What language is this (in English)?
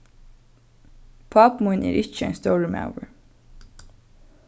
Faroese